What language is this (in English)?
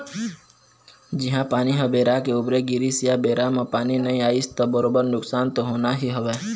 Chhattisgarhi